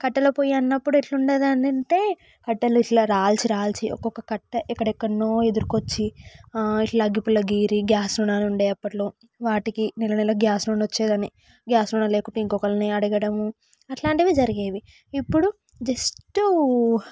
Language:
Telugu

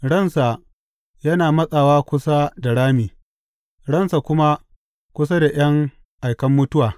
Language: Hausa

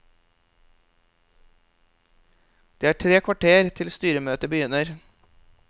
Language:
Norwegian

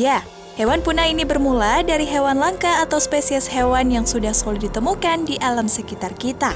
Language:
Indonesian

